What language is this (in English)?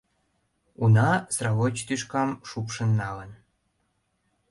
Mari